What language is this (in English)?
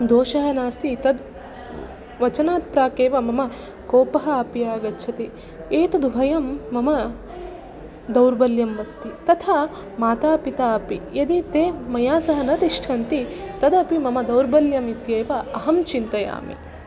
Sanskrit